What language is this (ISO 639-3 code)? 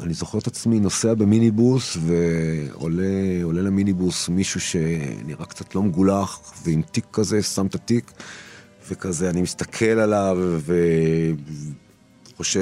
heb